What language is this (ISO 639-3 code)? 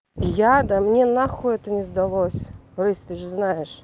rus